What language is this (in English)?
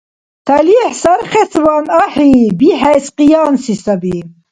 Dargwa